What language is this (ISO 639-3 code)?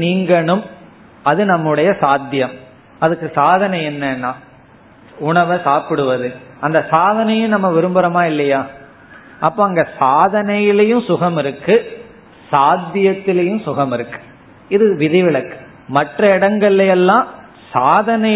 tam